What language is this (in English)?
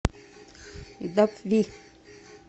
Russian